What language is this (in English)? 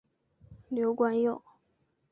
Chinese